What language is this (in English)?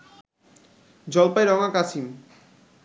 Bangla